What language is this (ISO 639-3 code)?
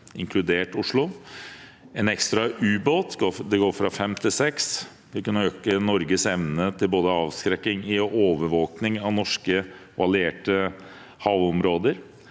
nor